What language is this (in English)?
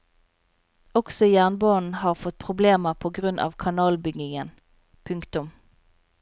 Norwegian